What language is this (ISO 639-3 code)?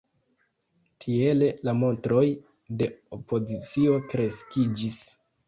epo